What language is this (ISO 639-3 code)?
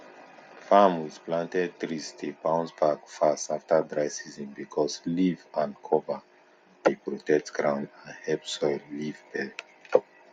pcm